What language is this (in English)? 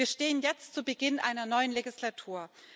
German